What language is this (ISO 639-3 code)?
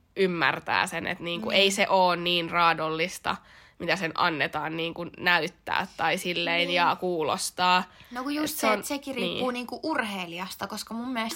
fin